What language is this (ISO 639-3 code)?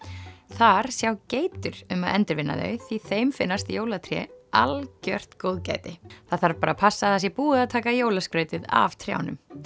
isl